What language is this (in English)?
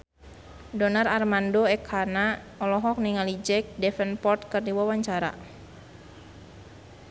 Sundanese